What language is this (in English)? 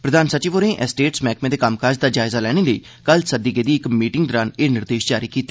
Dogri